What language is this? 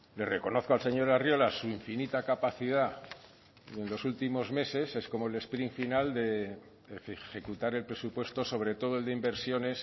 Spanish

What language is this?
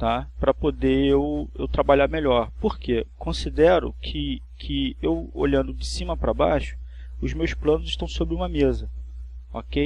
Portuguese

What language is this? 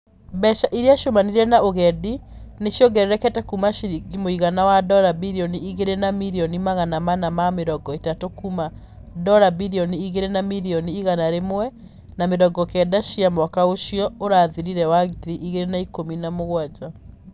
Kikuyu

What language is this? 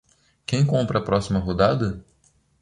Portuguese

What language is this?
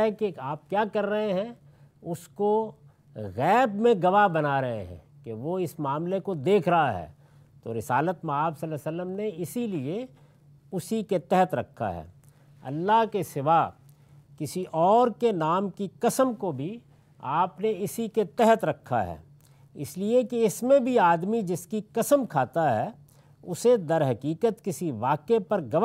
Urdu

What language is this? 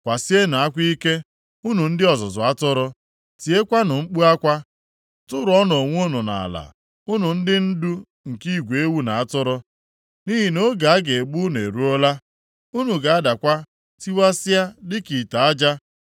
Igbo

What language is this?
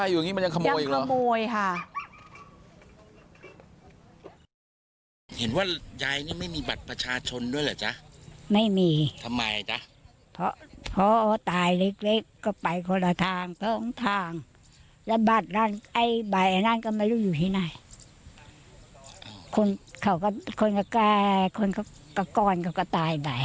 Thai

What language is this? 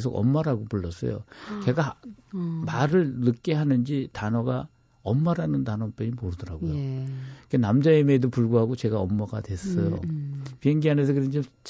Korean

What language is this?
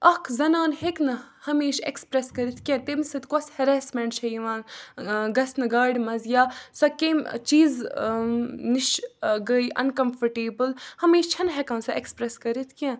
Kashmiri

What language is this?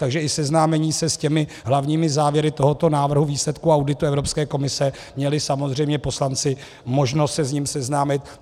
Czech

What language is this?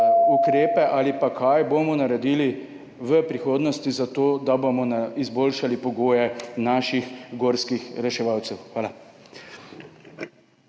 Slovenian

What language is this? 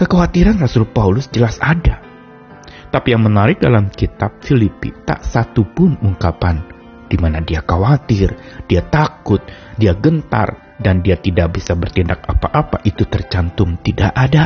Indonesian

